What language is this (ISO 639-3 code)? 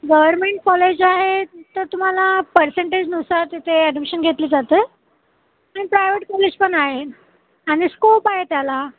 mar